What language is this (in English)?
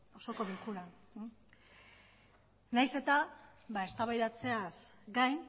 Basque